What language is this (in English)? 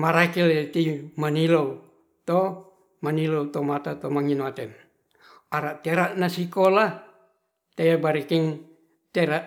Ratahan